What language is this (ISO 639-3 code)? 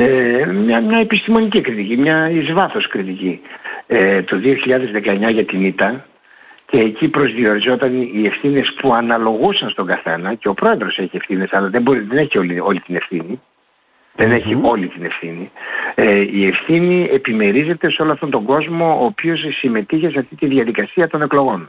ell